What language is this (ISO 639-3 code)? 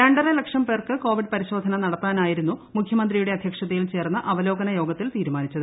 mal